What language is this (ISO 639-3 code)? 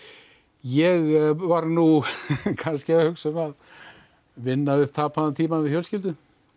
isl